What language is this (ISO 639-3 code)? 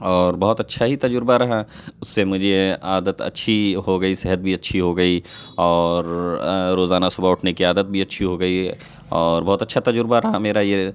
urd